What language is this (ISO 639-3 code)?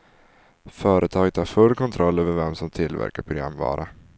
swe